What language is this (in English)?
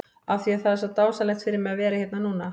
Icelandic